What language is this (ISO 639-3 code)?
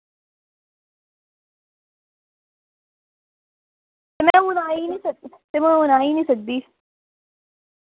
doi